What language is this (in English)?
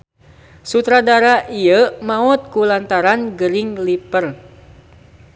Sundanese